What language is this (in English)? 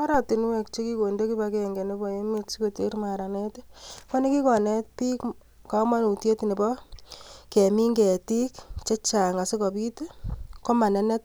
Kalenjin